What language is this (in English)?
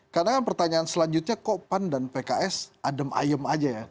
Indonesian